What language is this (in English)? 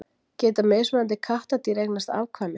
Icelandic